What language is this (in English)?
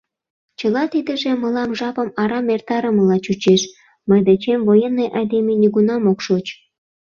Mari